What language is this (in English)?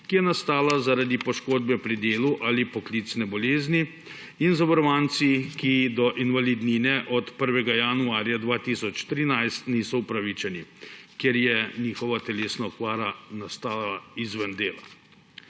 Slovenian